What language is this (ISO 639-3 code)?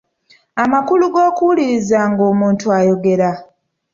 lug